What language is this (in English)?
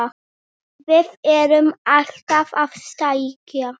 Icelandic